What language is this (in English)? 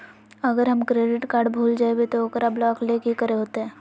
Magahi